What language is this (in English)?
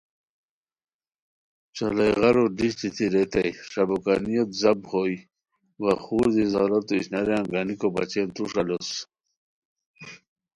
Khowar